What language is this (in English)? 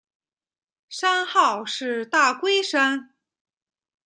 Chinese